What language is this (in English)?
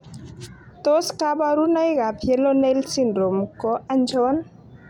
Kalenjin